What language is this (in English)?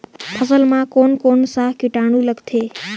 Chhattisgarhi